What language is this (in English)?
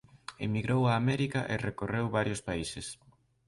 Galician